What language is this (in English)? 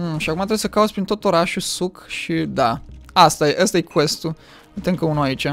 Romanian